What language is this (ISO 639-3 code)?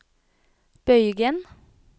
nor